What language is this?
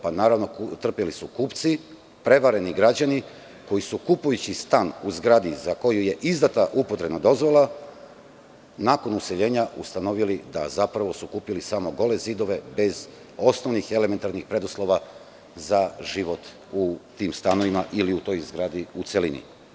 Serbian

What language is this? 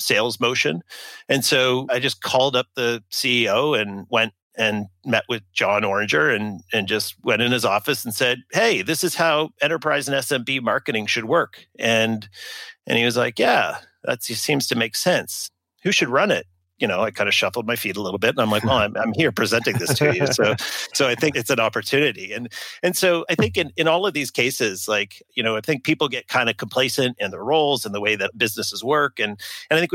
English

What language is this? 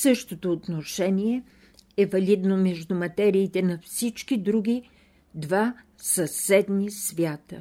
Bulgarian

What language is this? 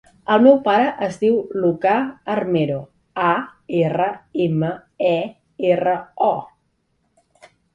Catalan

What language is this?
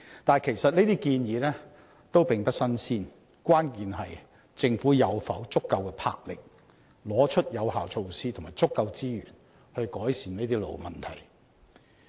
Cantonese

